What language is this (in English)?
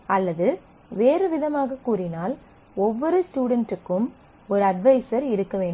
Tamil